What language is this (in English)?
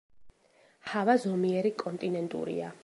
Georgian